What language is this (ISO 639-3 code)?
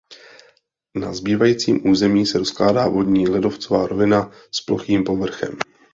ces